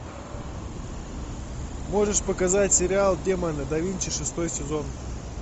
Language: Russian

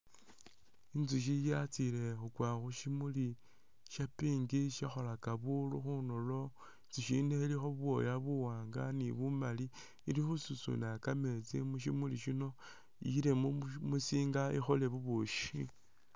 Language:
Masaaba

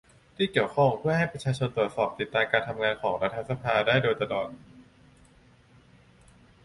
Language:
Thai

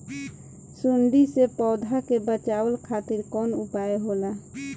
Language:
Bhojpuri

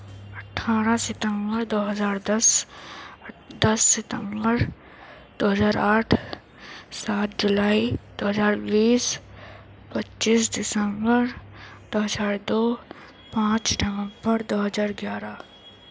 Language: Urdu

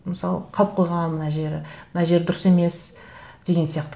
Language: Kazakh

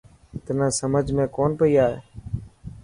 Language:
Dhatki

